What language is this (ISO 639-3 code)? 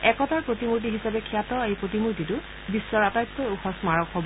asm